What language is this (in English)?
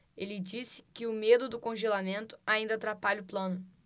Portuguese